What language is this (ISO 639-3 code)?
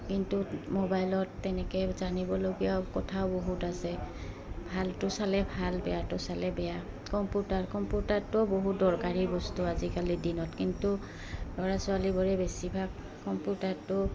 asm